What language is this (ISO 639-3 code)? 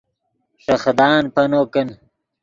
ydg